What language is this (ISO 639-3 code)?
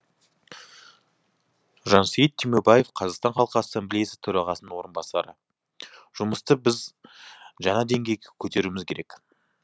kaz